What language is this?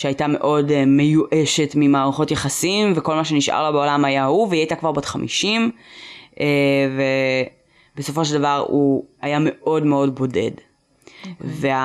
Hebrew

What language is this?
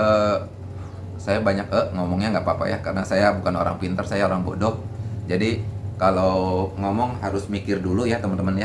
Indonesian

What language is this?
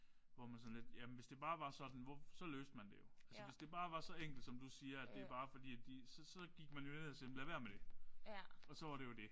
Danish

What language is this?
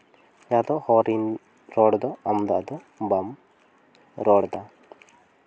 Santali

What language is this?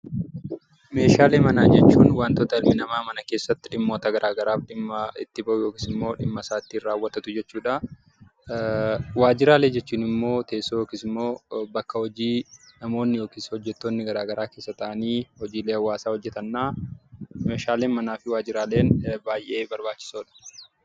Oromo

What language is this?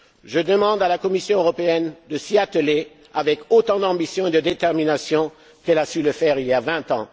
French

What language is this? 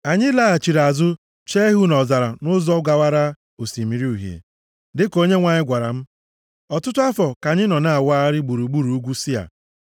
Igbo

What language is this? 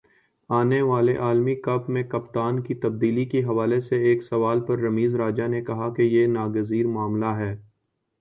Urdu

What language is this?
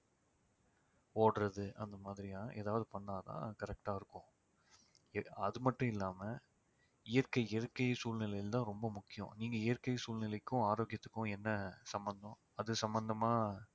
Tamil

